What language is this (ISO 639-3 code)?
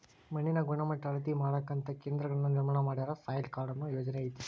kan